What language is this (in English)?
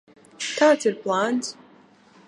Latvian